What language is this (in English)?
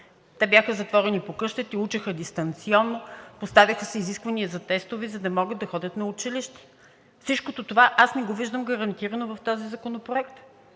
Bulgarian